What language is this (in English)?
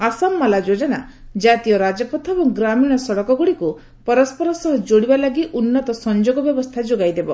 Odia